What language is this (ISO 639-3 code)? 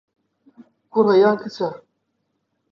ckb